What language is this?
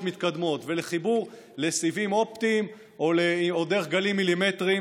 Hebrew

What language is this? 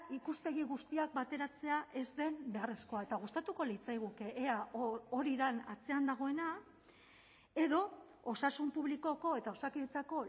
Basque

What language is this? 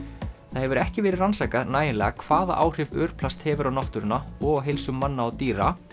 Icelandic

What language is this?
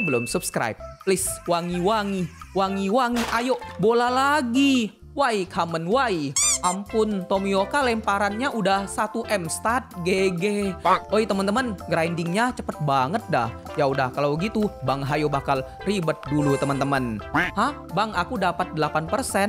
Indonesian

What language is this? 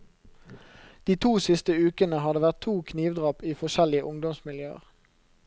Norwegian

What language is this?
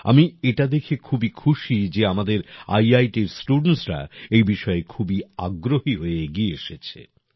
Bangla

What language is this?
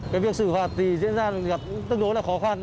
Vietnamese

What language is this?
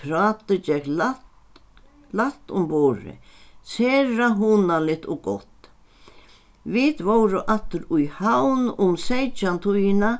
Faroese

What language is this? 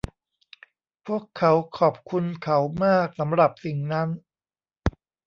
Thai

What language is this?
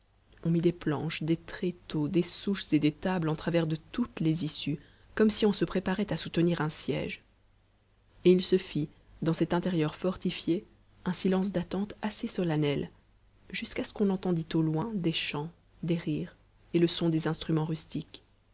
French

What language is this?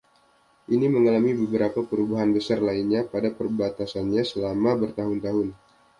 Indonesian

